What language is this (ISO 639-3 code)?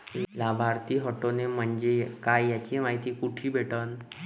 mar